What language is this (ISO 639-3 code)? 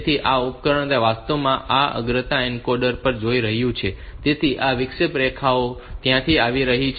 guj